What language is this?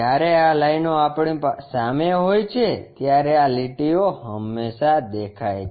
Gujarati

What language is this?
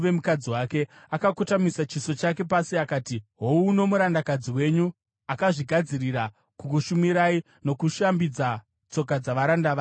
Shona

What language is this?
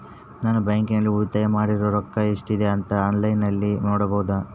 Kannada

